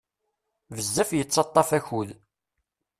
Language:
Kabyle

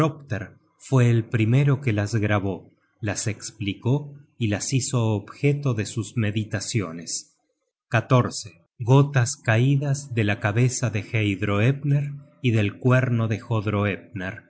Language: Spanish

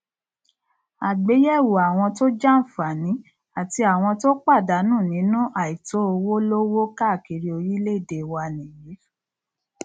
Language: Yoruba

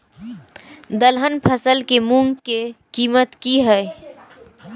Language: Maithili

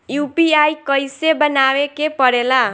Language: Bhojpuri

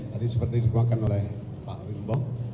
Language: Indonesian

